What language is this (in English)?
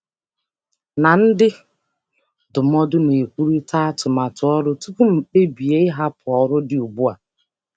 Igbo